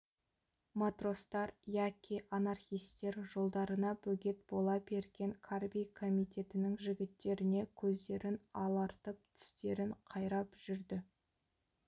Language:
Kazakh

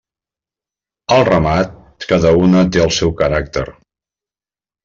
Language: Catalan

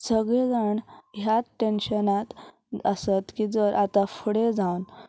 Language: Konkani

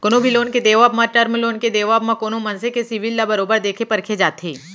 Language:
Chhattisgarhi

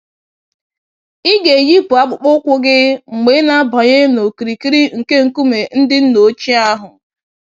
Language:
Igbo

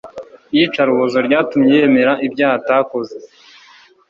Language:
Kinyarwanda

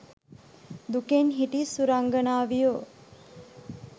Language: Sinhala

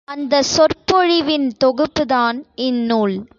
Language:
Tamil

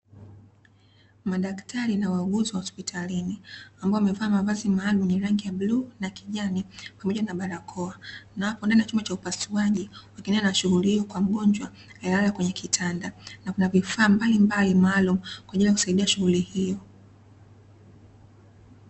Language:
Swahili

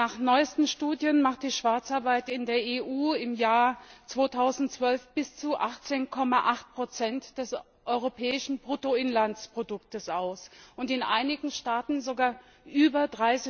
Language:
German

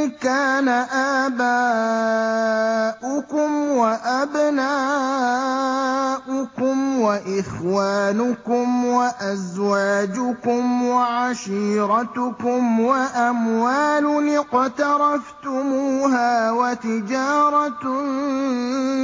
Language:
Arabic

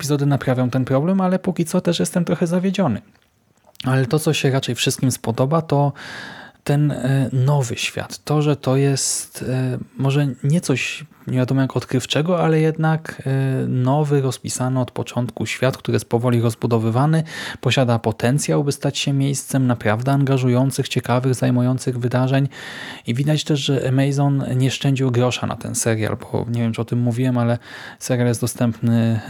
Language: Polish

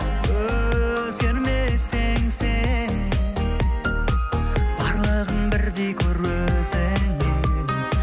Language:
Kazakh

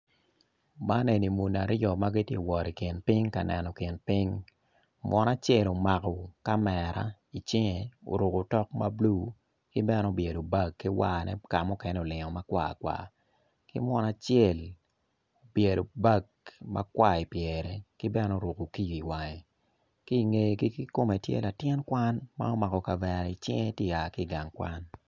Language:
Acoli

